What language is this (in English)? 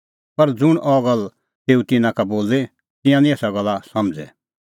Kullu Pahari